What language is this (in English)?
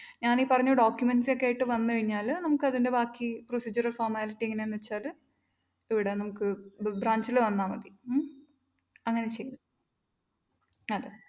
Malayalam